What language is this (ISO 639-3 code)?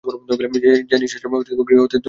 ben